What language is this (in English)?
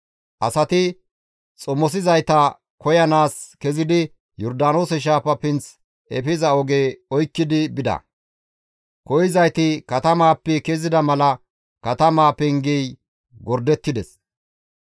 Gamo